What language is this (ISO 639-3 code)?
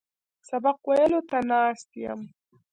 pus